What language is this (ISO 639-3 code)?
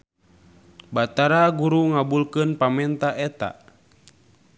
sun